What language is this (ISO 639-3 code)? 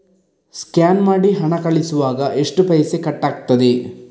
kan